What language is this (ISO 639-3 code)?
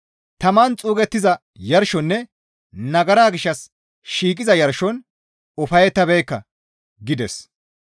gmv